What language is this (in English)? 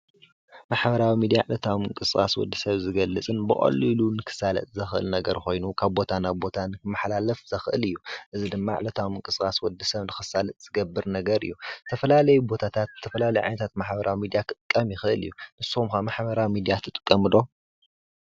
Tigrinya